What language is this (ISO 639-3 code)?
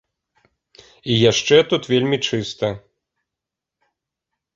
bel